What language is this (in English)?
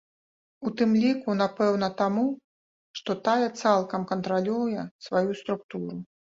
Belarusian